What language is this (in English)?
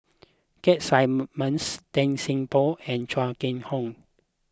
English